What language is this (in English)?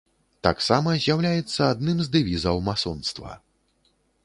Belarusian